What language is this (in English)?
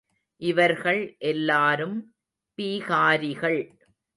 Tamil